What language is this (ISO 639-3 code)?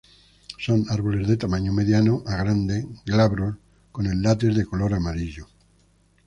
spa